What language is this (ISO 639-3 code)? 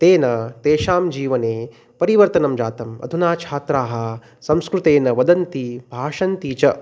san